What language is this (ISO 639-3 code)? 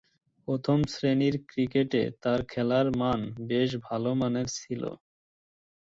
ben